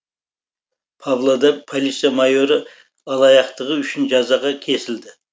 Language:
Kazakh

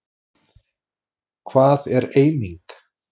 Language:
Icelandic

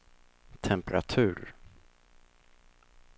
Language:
Swedish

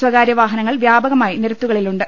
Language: Malayalam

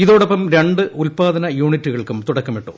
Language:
Malayalam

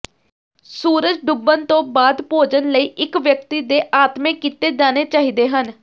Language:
Punjabi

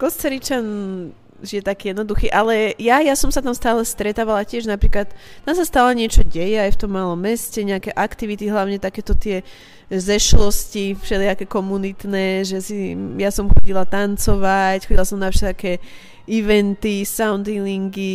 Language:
Slovak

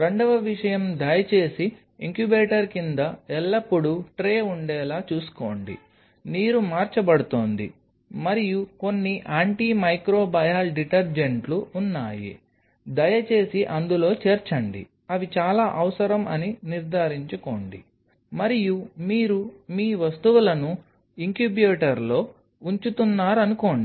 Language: Telugu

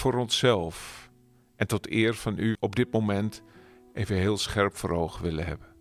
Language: Dutch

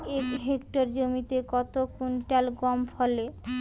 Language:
Bangla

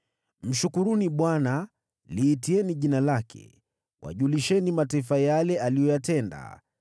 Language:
Swahili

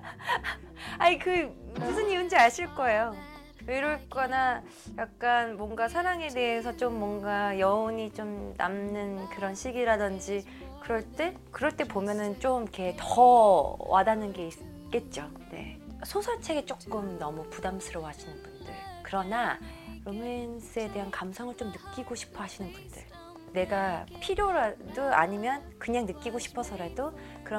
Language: Korean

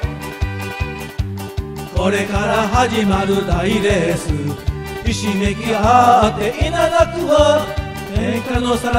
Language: Korean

